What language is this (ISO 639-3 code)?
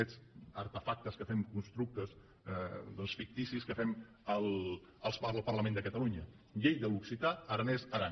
cat